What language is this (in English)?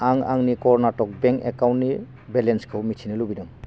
Bodo